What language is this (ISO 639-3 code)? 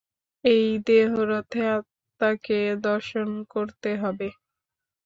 ben